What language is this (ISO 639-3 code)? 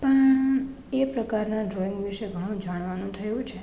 guj